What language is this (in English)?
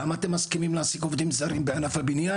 Hebrew